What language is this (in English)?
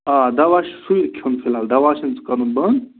Kashmiri